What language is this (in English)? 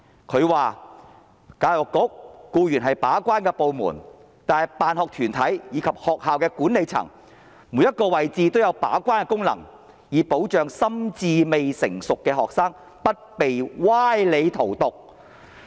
Cantonese